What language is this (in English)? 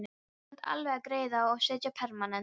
Icelandic